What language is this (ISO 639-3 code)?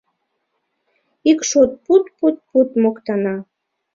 chm